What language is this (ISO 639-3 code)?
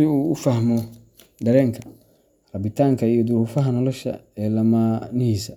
som